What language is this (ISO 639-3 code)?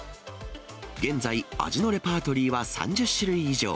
jpn